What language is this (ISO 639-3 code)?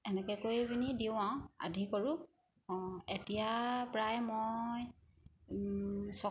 asm